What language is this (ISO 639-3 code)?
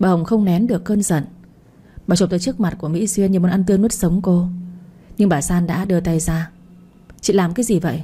vie